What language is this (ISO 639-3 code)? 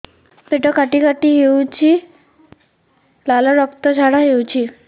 ori